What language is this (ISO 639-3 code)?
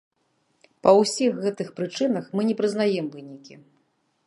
bel